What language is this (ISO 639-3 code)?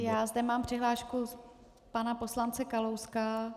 ces